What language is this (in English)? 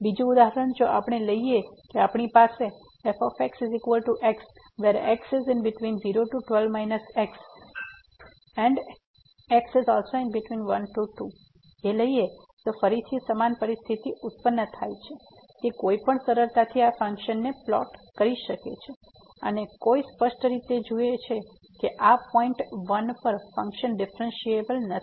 Gujarati